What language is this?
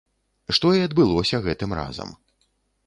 Belarusian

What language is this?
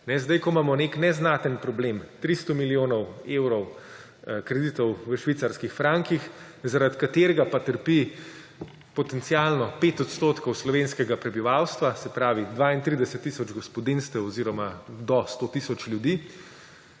Slovenian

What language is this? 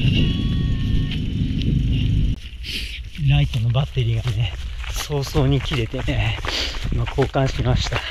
Japanese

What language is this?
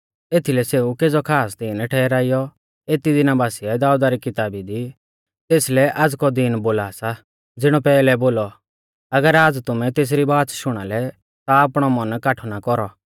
Mahasu Pahari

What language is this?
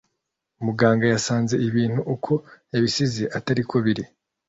Kinyarwanda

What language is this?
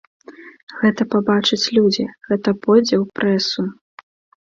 Belarusian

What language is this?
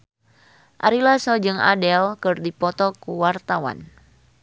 Sundanese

